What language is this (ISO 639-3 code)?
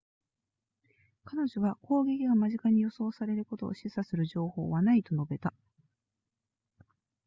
jpn